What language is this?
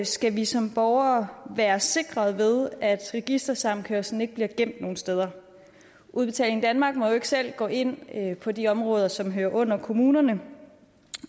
Danish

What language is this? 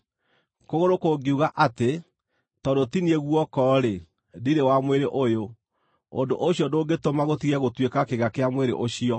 Kikuyu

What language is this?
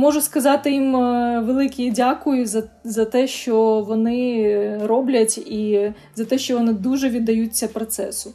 Ukrainian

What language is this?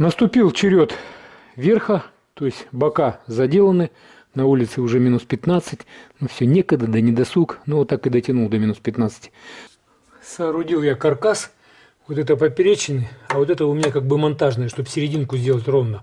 Russian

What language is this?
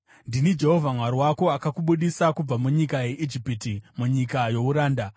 Shona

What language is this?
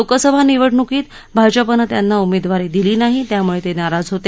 Marathi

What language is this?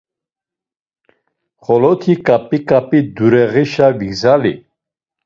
Laz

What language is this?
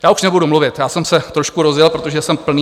Czech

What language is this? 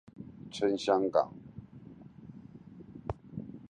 Chinese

